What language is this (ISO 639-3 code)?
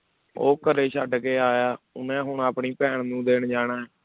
pan